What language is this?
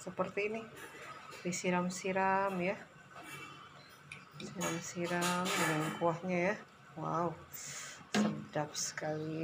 Indonesian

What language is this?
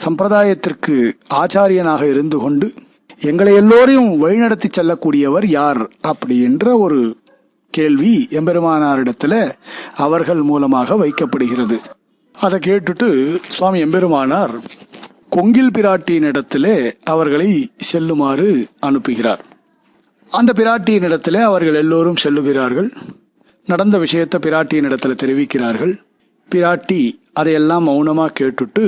Tamil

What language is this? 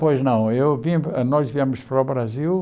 Portuguese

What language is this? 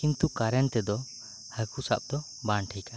Santali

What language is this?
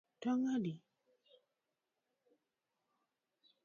Luo (Kenya and Tanzania)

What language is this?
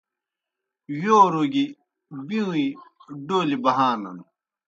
Kohistani Shina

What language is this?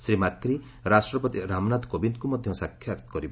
Odia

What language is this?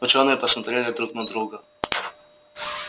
Russian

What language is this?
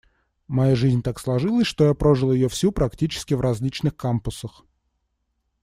Russian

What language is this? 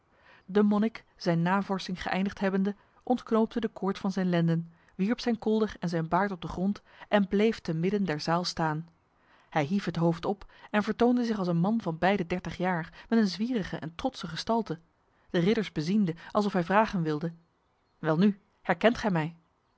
Dutch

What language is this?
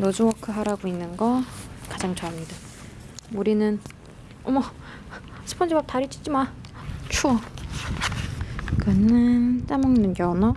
Korean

